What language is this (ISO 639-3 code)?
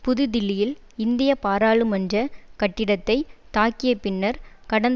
tam